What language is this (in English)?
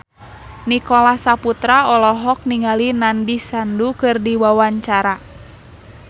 Sundanese